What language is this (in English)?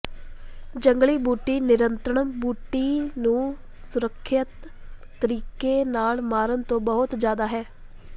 Punjabi